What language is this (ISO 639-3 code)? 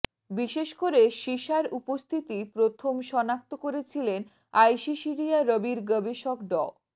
ben